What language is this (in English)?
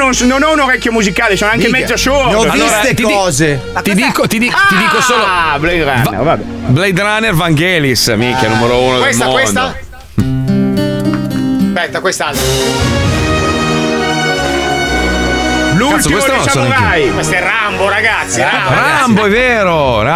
Italian